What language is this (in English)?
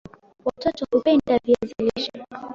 Swahili